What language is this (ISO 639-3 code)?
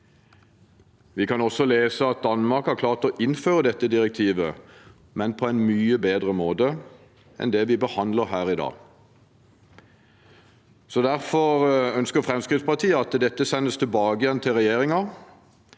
nor